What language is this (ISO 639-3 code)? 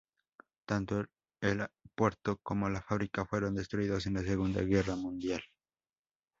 spa